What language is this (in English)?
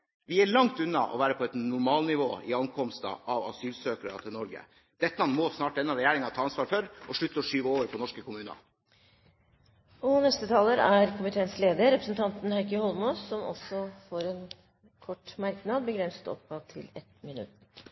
Norwegian Bokmål